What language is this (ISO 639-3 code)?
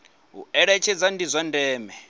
ven